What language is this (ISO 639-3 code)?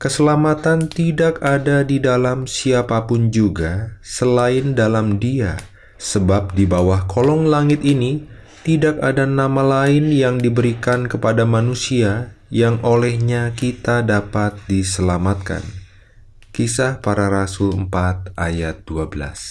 ind